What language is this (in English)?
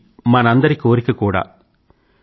Telugu